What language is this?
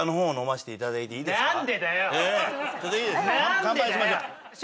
Japanese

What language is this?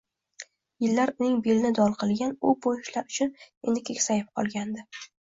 Uzbek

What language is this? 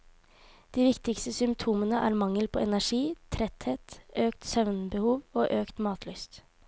Norwegian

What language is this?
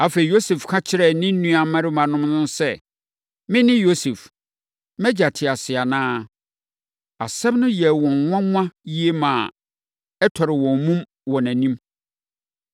Akan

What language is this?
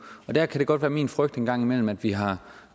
Danish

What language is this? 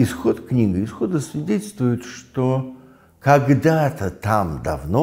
Russian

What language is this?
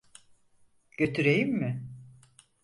Turkish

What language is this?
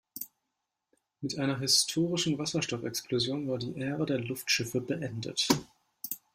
German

